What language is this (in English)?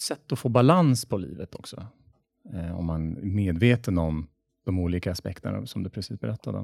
Swedish